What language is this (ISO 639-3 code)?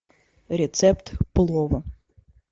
rus